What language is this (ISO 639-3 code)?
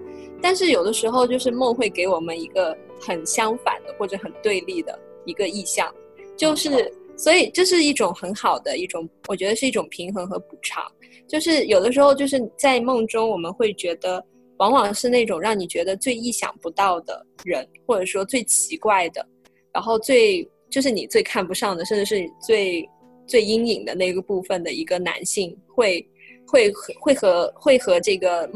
zho